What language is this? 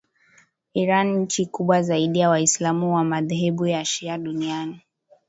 Swahili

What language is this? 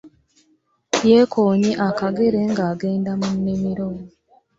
Ganda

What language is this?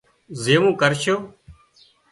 Wadiyara Koli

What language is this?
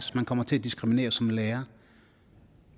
Danish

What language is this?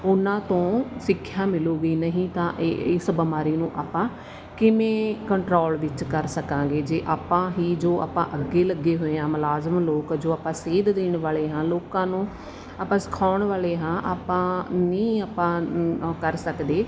Punjabi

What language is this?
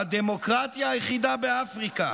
Hebrew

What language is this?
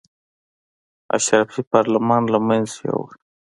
Pashto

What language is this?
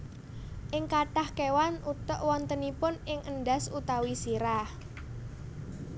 Javanese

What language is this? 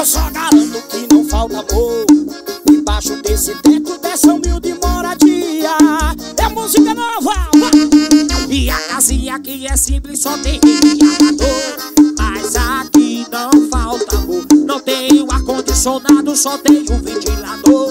Portuguese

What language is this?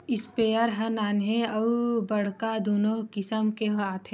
Chhattisgarhi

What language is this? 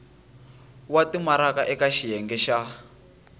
Tsonga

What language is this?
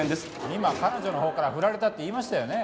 Japanese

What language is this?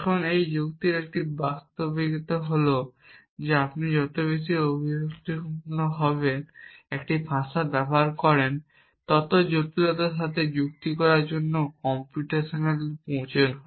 Bangla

